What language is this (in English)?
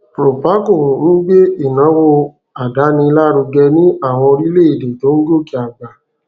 Yoruba